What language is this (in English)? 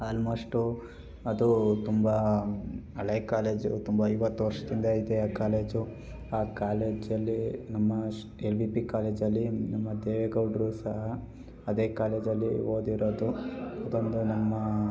Kannada